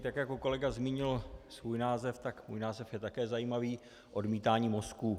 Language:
Czech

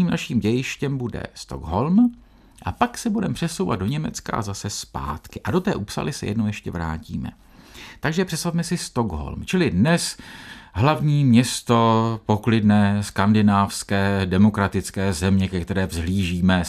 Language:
Czech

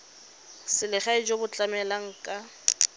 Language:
Tswana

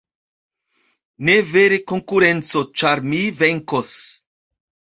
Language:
Esperanto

